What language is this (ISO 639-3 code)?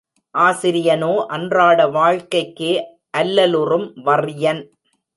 tam